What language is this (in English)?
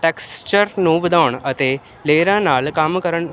Punjabi